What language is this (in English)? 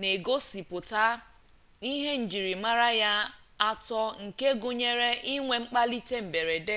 Igbo